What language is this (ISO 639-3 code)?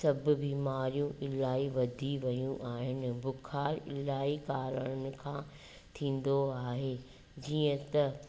snd